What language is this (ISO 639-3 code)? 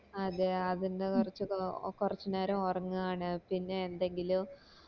mal